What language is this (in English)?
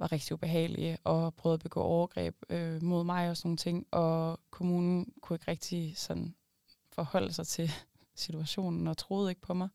Danish